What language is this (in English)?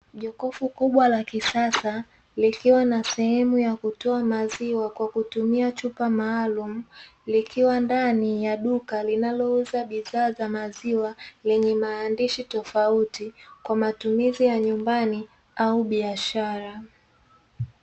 Swahili